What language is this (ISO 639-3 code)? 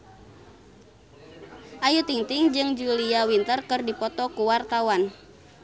sun